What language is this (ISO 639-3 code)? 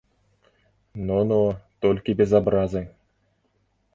bel